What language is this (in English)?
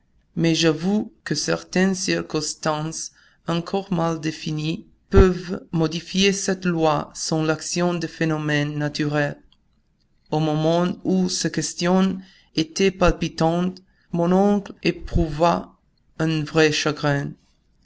French